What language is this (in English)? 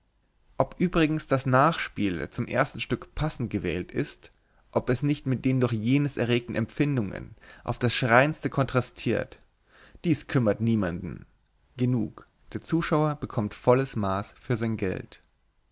German